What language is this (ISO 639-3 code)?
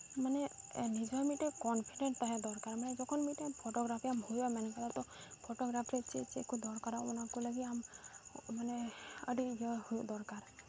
sat